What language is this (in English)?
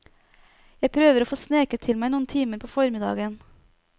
Norwegian